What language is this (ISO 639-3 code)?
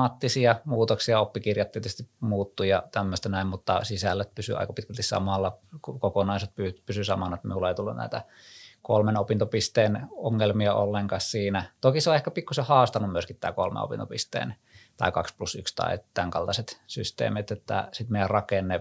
fin